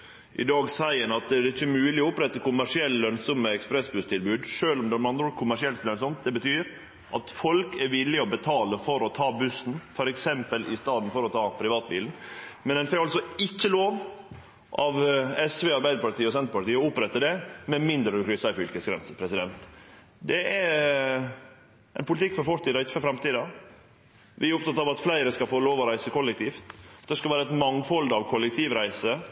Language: Norwegian Nynorsk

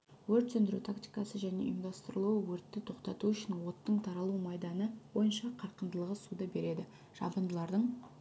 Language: Kazakh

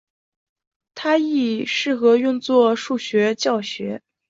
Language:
Chinese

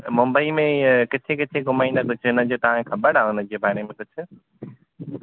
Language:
Sindhi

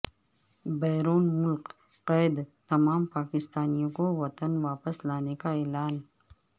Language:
Urdu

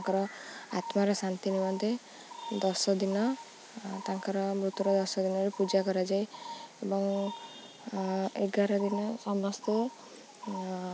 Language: Odia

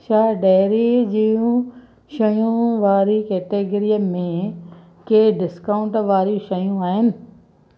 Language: Sindhi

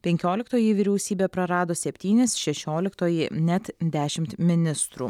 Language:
Lithuanian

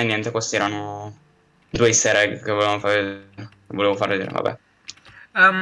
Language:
Italian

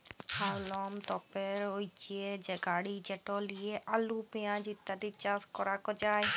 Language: Bangla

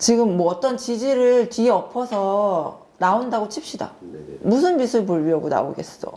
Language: Korean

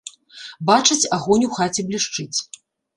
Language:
Belarusian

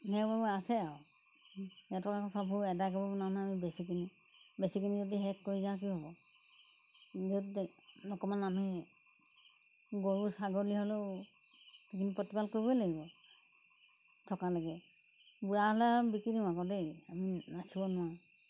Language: Assamese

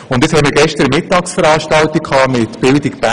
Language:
Swiss German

